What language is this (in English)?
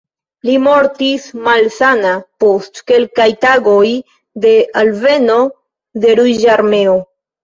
Esperanto